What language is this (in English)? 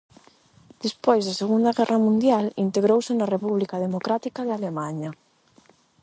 Galician